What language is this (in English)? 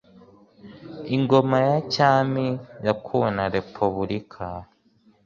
Kinyarwanda